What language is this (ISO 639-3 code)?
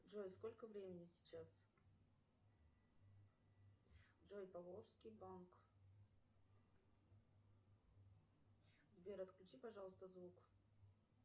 rus